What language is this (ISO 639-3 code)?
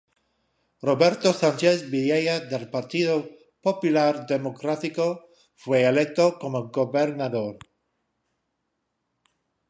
spa